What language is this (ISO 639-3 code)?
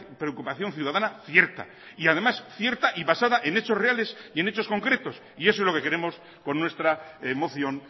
spa